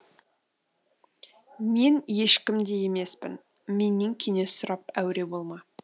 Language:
Kazakh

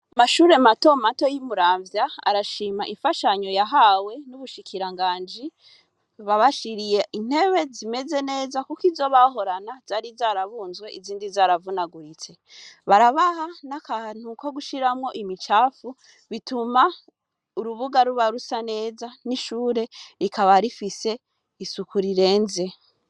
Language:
Rundi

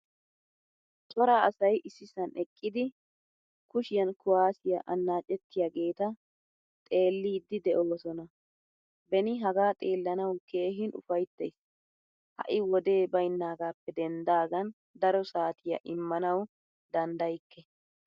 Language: Wolaytta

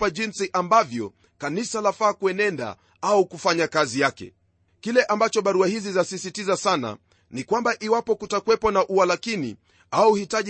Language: Swahili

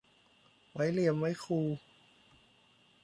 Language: Thai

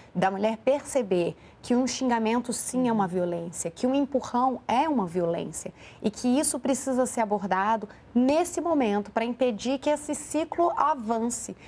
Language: Portuguese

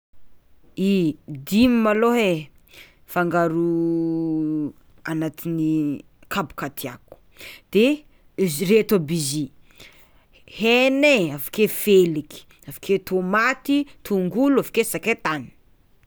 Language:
Tsimihety Malagasy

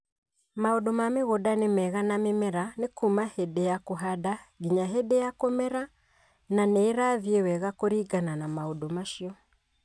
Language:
Kikuyu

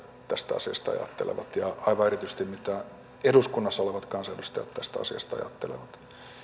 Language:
Finnish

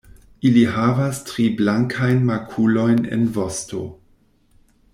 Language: Esperanto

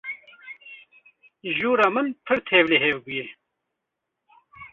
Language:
Kurdish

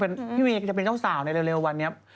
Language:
Thai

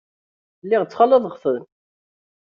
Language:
Kabyle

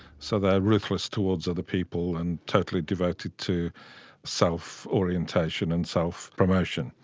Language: English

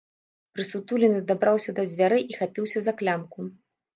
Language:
Belarusian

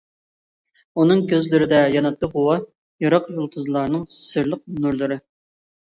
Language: Uyghur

